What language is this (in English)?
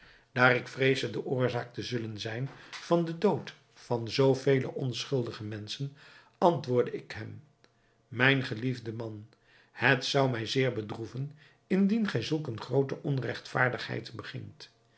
Dutch